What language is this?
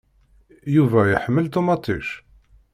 Kabyle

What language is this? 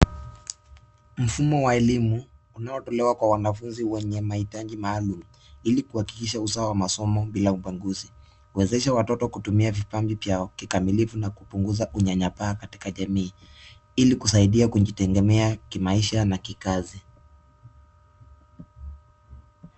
Swahili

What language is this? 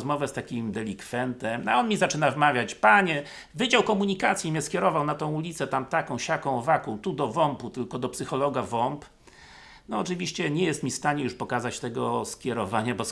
Polish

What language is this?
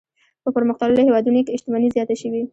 Pashto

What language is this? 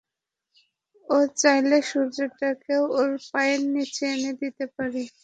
Bangla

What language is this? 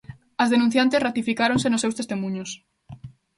Galician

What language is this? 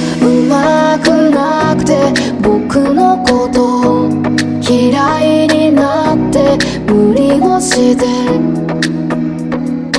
Korean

